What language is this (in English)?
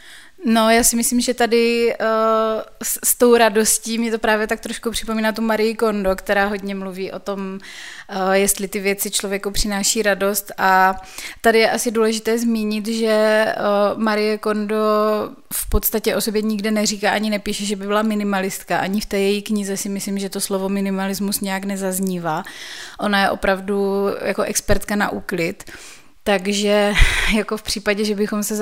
Czech